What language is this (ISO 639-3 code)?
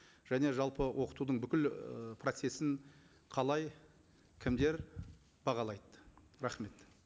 kaz